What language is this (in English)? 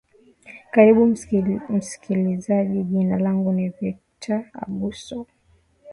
Swahili